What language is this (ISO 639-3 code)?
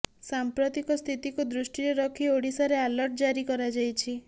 ori